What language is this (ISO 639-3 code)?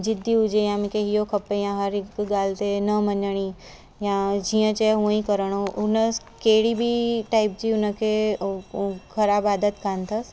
snd